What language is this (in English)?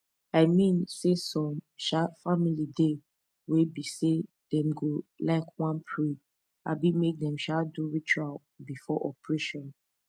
Nigerian Pidgin